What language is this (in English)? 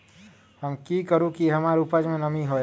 Magahi